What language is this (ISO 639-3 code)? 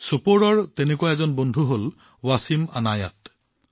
asm